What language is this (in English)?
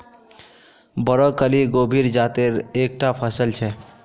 Magahi